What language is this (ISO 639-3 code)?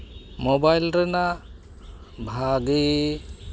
sat